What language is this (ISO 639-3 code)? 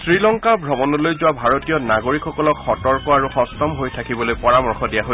asm